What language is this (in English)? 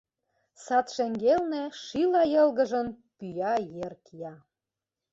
Mari